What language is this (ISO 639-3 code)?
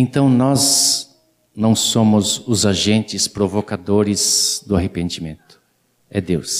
por